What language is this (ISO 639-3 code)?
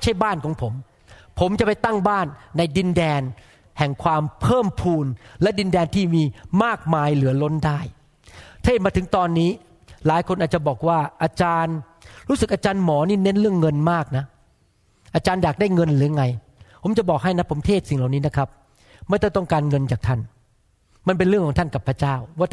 tha